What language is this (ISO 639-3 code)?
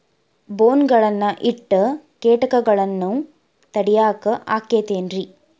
kan